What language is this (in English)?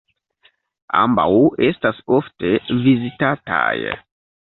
Esperanto